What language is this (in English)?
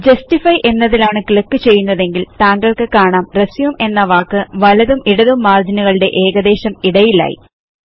Malayalam